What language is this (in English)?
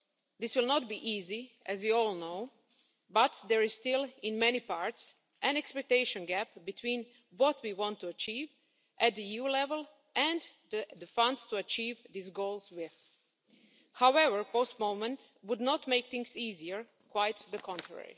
English